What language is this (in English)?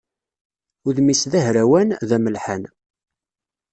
Kabyle